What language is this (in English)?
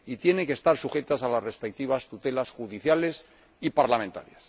Spanish